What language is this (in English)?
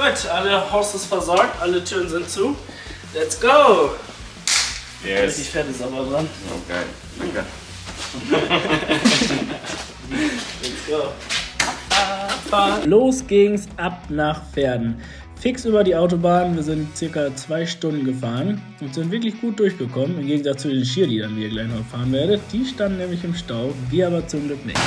German